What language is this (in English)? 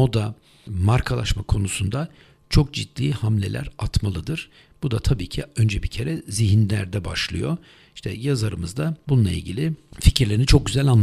Turkish